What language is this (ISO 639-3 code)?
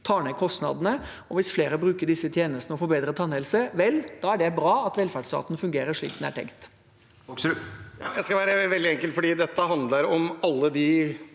nor